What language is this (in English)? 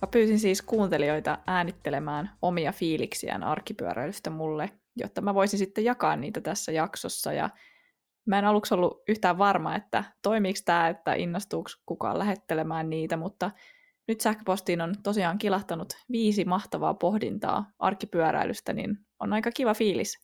Finnish